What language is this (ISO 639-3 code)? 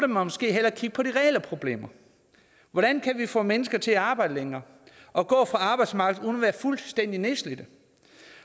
dan